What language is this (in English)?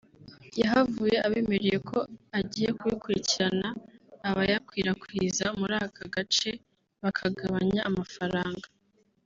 Kinyarwanda